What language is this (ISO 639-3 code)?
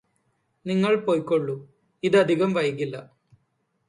mal